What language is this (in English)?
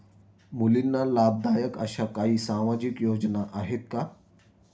Marathi